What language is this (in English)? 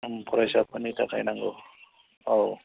Bodo